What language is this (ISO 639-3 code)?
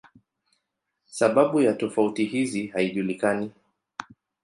swa